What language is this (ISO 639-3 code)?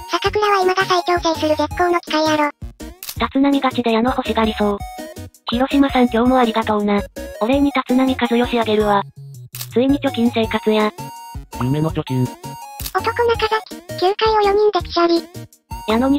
jpn